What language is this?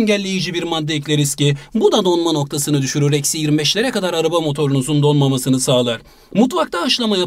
Turkish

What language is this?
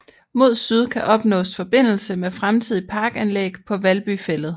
Danish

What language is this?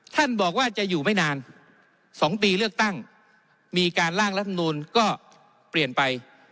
Thai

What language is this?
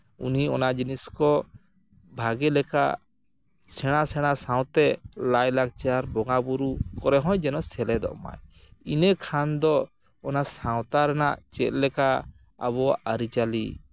Santali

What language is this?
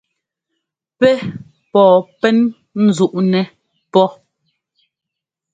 Ngomba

